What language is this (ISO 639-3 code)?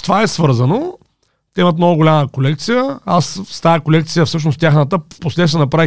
bul